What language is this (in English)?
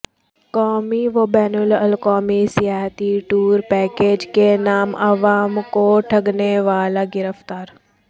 Urdu